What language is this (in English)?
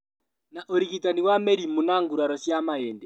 Kikuyu